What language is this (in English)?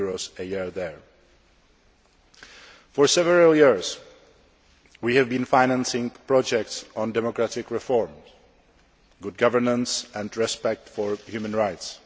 English